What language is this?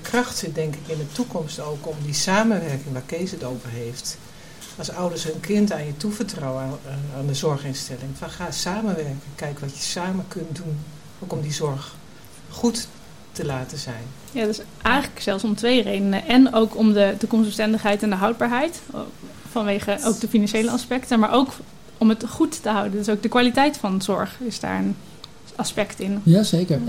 Dutch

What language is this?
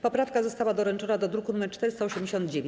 Polish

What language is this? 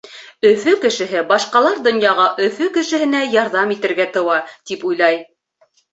Bashkir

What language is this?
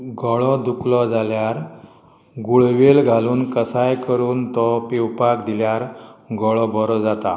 Konkani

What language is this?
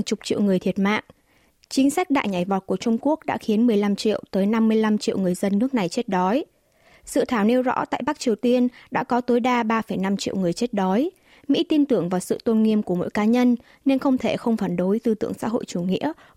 Vietnamese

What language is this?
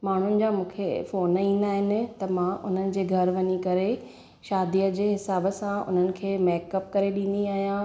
Sindhi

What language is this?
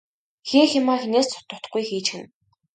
Mongolian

